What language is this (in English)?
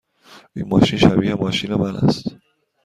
Persian